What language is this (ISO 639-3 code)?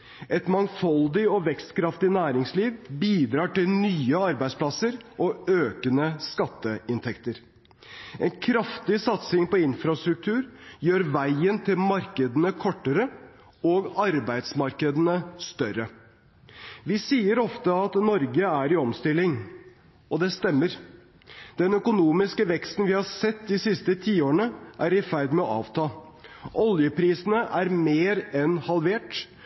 nob